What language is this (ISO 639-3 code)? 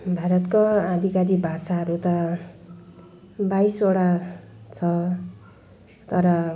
nep